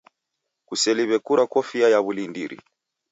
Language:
Taita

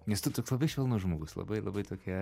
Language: Lithuanian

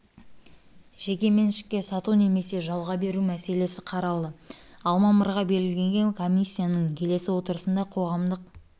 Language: Kazakh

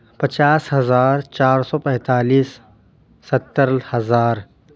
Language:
Urdu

